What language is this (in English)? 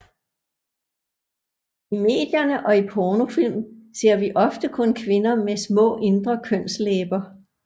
Danish